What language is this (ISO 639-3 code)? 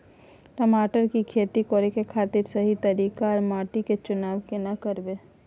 mai